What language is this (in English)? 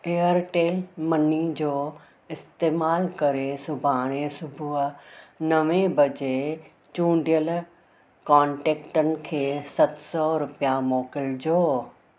Sindhi